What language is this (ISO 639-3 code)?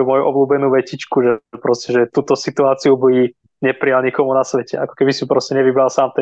slk